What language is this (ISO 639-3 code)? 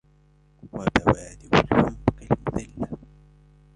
ara